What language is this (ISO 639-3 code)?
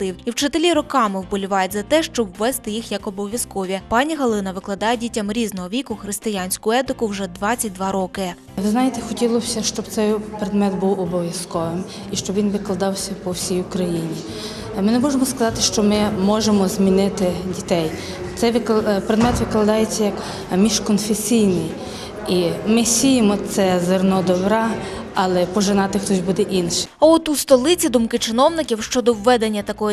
ukr